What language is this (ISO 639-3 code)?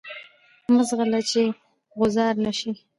pus